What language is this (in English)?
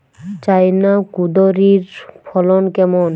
Bangla